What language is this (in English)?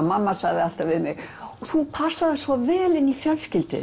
Icelandic